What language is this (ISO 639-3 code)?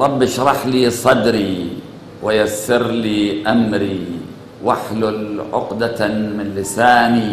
ara